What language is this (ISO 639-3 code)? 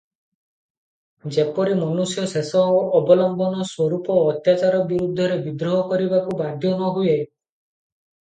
ori